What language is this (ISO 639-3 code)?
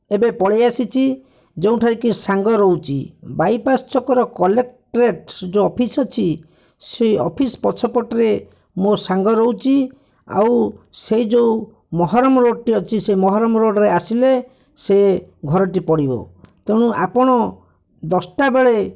ori